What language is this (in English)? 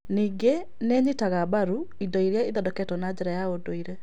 Kikuyu